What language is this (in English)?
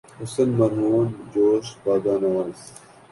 Urdu